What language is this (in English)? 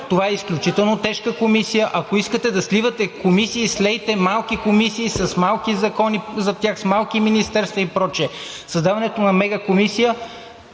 Bulgarian